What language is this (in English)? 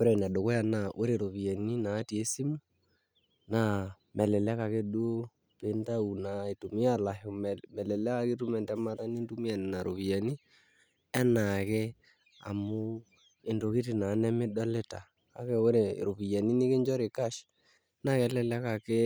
Masai